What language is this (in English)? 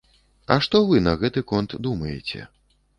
Belarusian